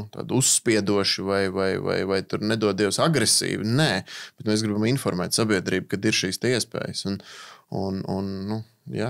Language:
Latvian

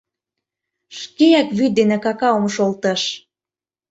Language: Mari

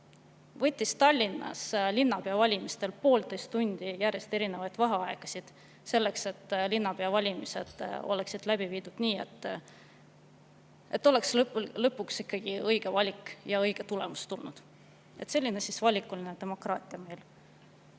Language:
Estonian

